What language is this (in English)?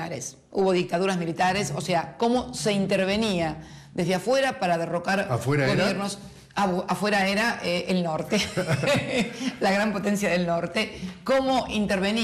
Spanish